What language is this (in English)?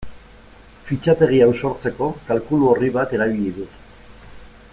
Basque